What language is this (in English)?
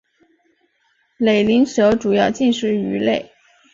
Chinese